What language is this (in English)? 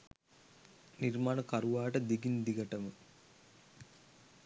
Sinhala